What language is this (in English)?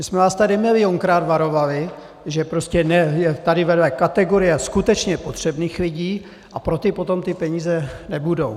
Czech